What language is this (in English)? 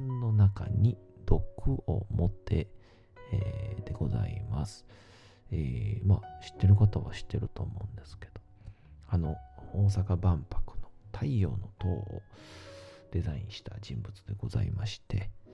Japanese